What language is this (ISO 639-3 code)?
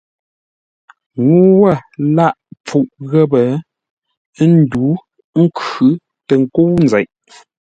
nla